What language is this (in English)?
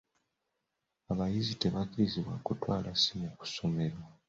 Ganda